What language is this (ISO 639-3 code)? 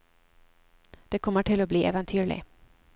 nor